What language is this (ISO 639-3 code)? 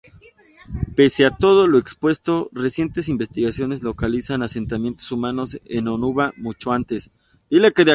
spa